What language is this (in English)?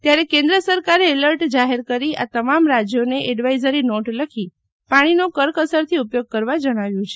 Gujarati